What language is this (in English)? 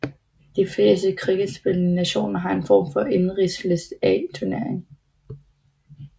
Danish